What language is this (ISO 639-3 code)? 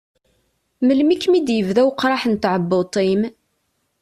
kab